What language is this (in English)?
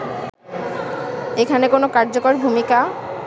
Bangla